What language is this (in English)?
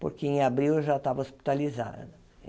Portuguese